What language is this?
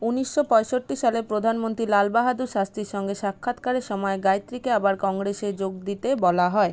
Bangla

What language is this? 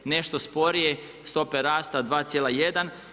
Croatian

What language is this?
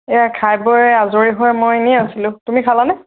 Assamese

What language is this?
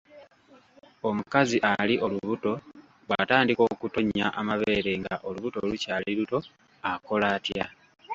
Ganda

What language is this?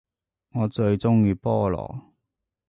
Cantonese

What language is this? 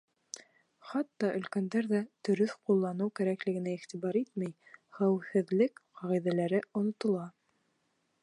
Bashkir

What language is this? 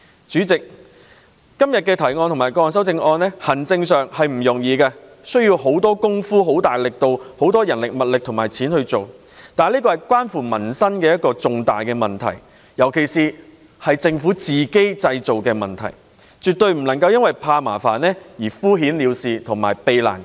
Cantonese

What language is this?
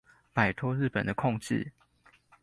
Chinese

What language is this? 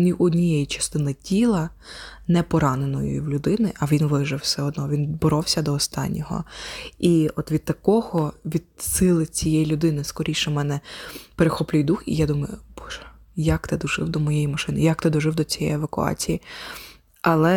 Ukrainian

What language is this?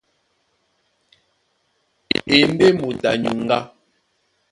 Duala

